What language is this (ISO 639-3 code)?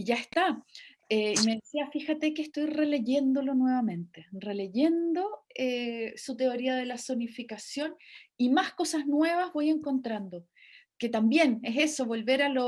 spa